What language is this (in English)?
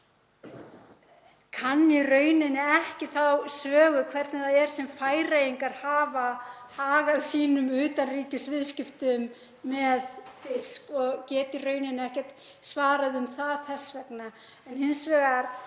Icelandic